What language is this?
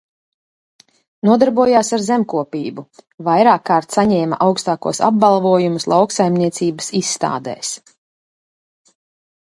Latvian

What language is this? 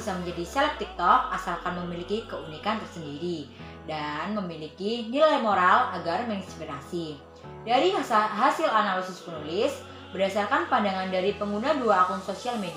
Indonesian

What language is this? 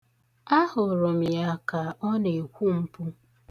Igbo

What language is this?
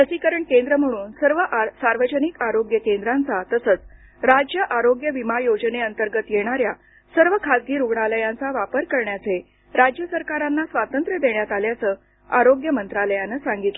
Marathi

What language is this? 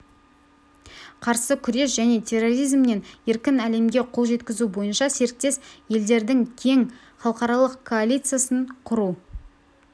Kazakh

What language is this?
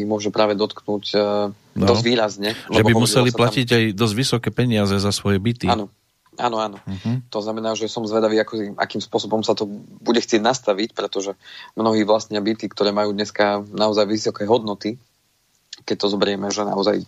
Slovak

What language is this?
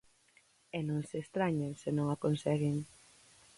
Galician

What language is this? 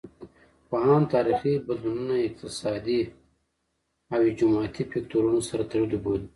Pashto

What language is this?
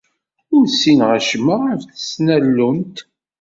Kabyle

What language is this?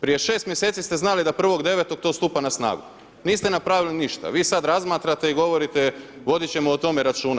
Croatian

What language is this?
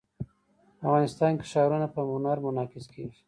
Pashto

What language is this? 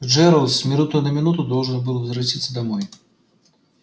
Russian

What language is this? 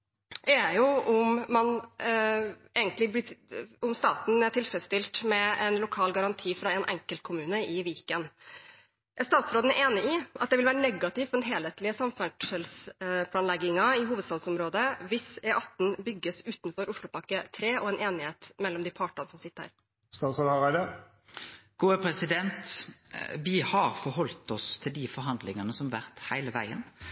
Norwegian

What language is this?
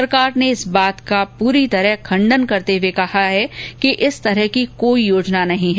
Hindi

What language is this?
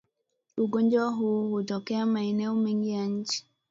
Swahili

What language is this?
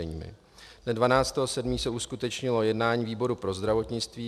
Czech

